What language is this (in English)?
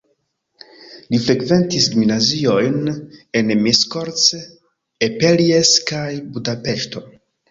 Esperanto